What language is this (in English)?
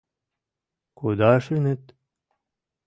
Mari